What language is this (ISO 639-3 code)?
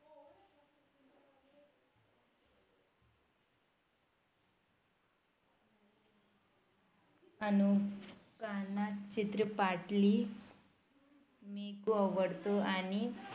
mar